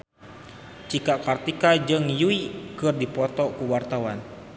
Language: Sundanese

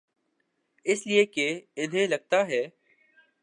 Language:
Urdu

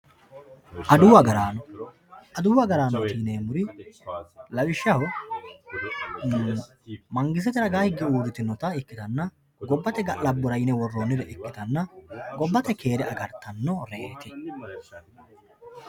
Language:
Sidamo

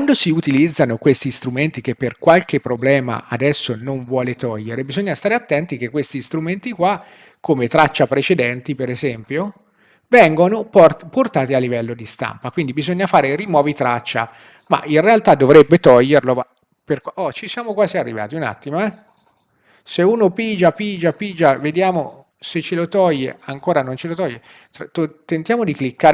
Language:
Italian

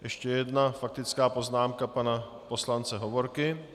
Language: Czech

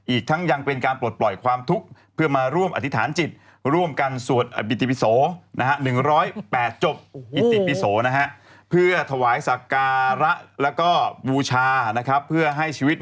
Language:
Thai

